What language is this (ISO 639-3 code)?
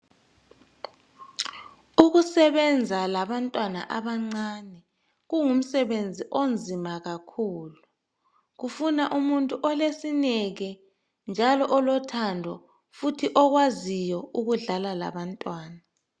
nde